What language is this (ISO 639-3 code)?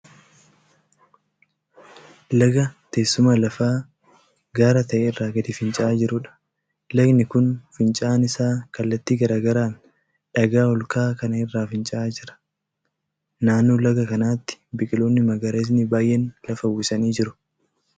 orm